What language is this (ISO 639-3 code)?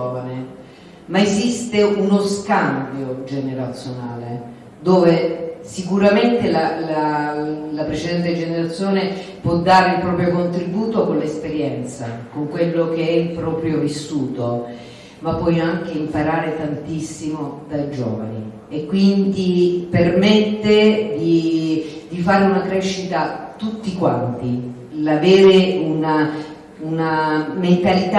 ita